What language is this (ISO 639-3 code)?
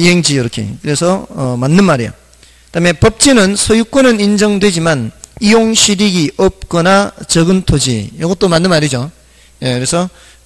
kor